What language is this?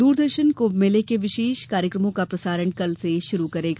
Hindi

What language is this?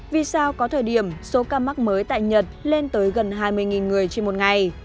Vietnamese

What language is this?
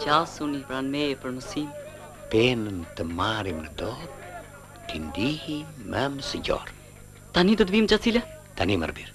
Romanian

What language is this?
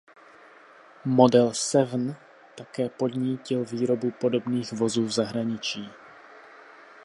Czech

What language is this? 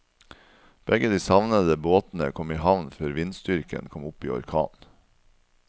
Norwegian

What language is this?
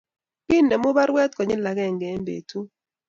Kalenjin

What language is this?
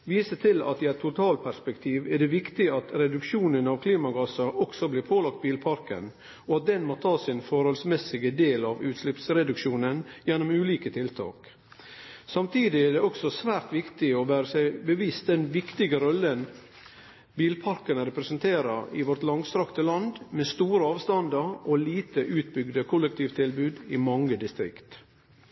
Norwegian Nynorsk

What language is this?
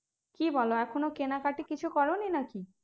Bangla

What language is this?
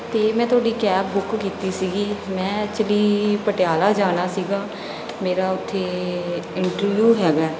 Punjabi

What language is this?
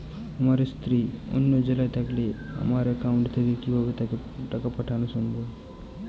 Bangla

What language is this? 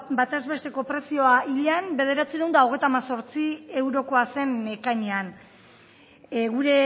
Basque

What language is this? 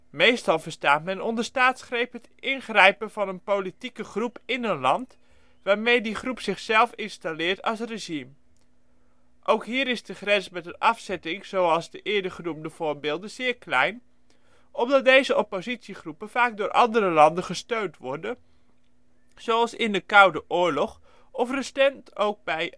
Dutch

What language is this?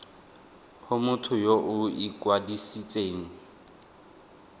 Tswana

